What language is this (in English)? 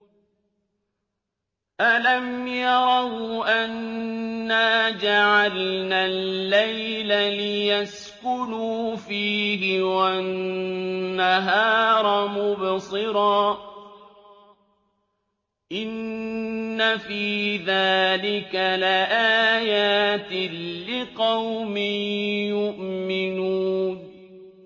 Arabic